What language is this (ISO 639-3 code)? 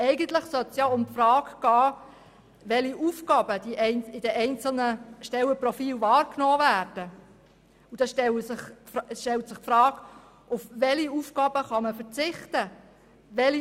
gsw